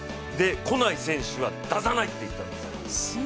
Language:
Japanese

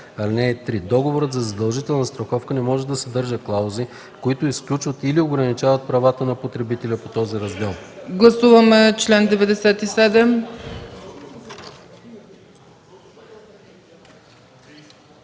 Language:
Bulgarian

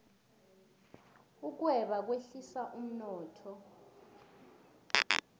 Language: South Ndebele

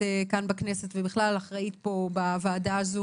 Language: Hebrew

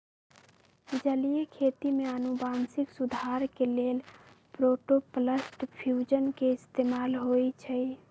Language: Magahi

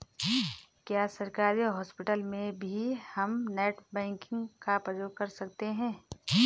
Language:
Hindi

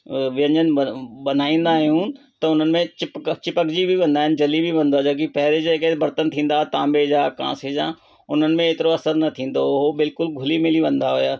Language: Sindhi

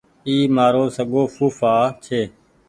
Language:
Goaria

